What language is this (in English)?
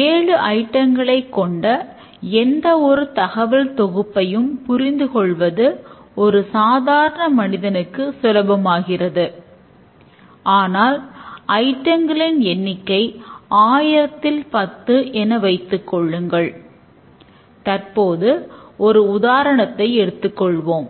Tamil